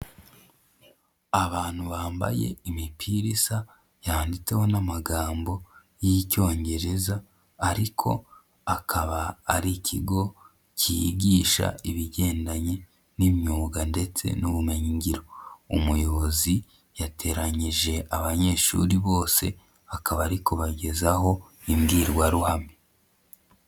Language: Kinyarwanda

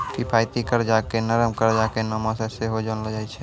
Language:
Maithili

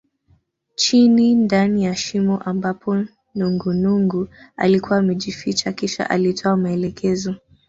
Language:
Swahili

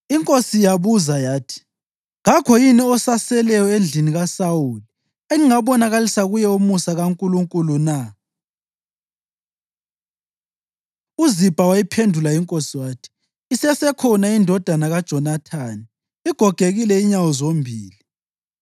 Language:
North Ndebele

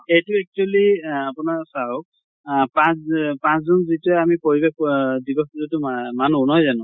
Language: Assamese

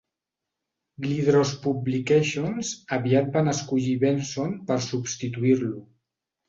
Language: Catalan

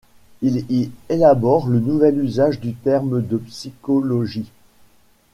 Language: French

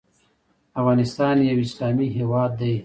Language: Pashto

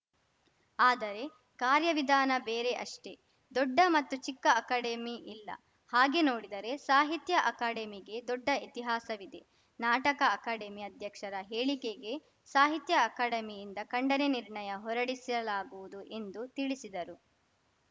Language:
Kannada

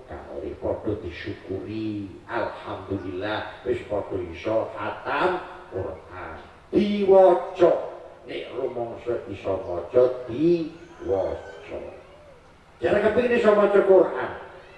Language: Indonesian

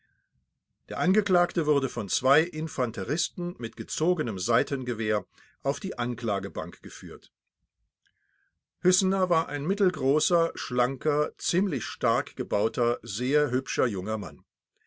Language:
German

